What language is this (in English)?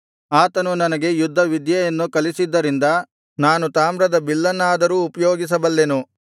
Kannada